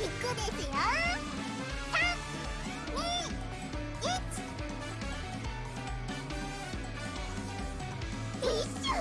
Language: Japanese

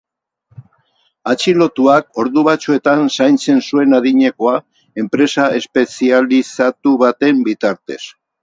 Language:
Basque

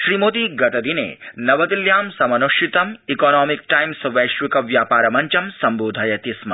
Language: Sanskrit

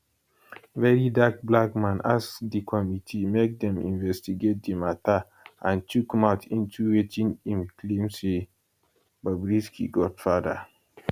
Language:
Nigerian Pidgin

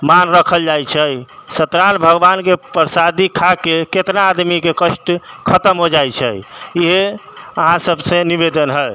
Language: Maithili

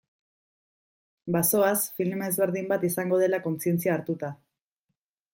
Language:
Basque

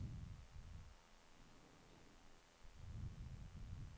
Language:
Swedish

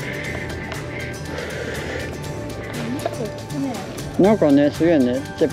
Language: Japanese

